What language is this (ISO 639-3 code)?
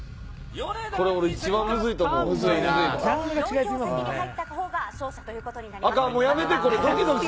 jpn